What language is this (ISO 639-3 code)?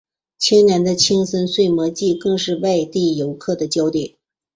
zho